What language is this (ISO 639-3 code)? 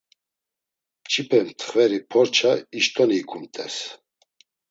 lzz